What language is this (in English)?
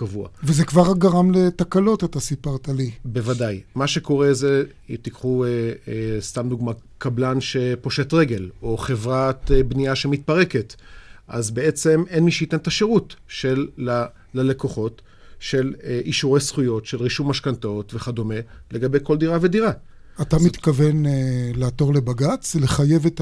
Hebrew